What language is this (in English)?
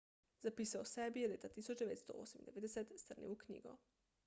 Slovenian